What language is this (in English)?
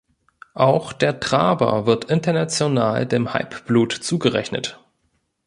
German